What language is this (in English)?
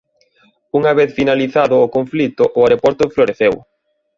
Galician